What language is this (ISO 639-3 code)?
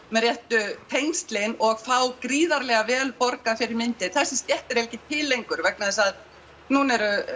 isl